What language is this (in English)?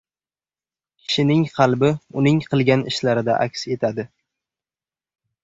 Uzbek